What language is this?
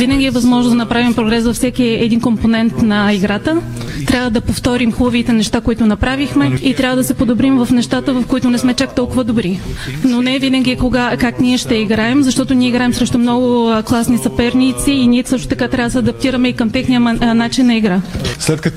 Bulgarian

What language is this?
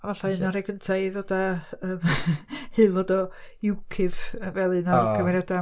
Welsh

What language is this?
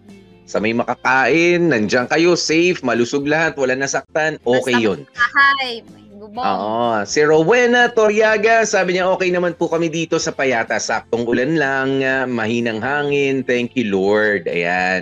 Filipino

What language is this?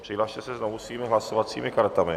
Czech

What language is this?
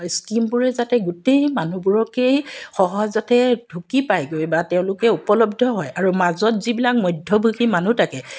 Assamese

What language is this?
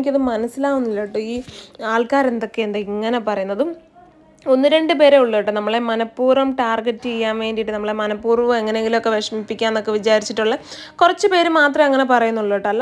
Malayalam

